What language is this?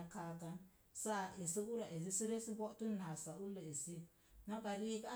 Mom Jango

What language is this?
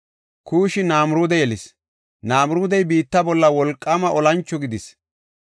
Gofa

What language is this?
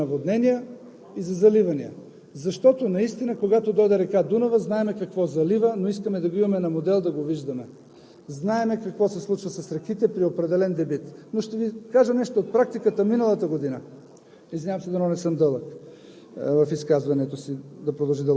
Bulgarian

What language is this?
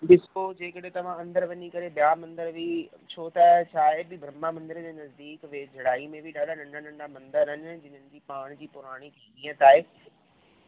Sindhi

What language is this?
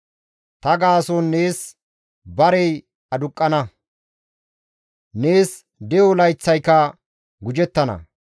Gamo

